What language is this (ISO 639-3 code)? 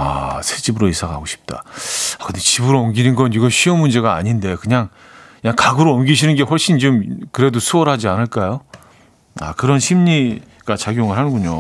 kor